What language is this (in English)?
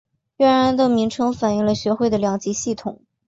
Chinese